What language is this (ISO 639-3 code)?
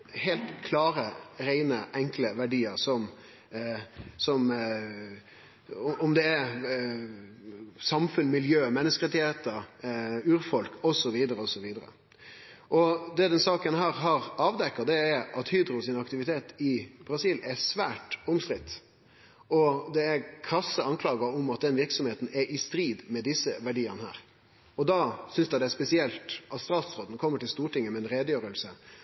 nno